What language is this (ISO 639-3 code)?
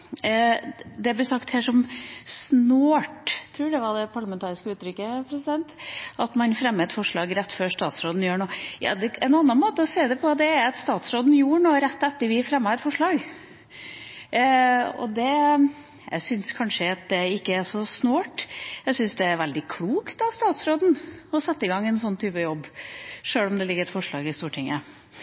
nob